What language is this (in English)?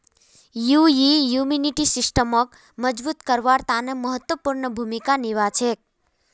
Magahi